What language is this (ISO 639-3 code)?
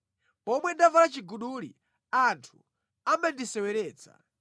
nya